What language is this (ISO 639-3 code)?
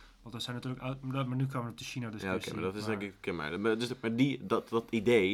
nld